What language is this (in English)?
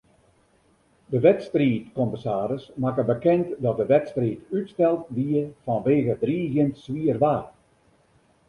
Western Frisian